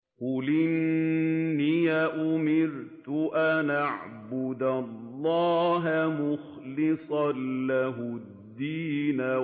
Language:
Arabic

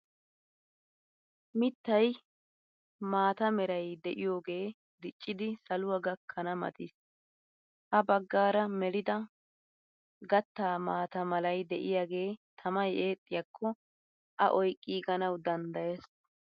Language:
Wolaytta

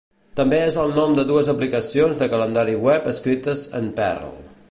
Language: Catalan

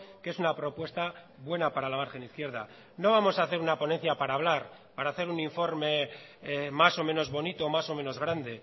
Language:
Spanish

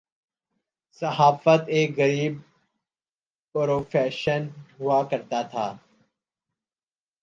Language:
Urdu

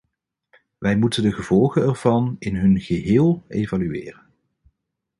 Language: Dutch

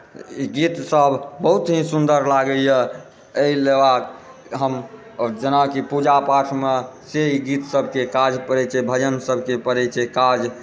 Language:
Maithili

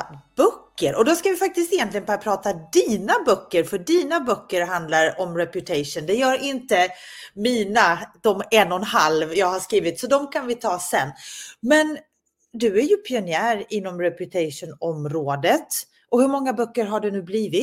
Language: Swedish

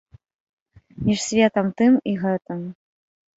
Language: Belarusian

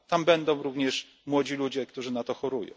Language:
Polish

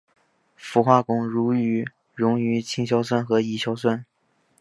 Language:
Chinese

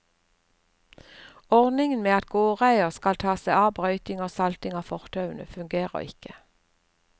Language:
Norwegian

